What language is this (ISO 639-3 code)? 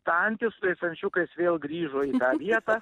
lit